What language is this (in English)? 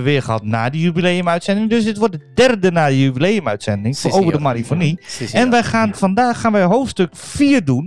Dutch